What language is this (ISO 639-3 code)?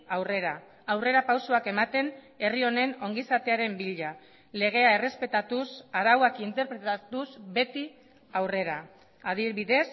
eus